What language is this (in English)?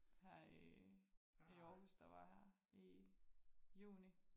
Danish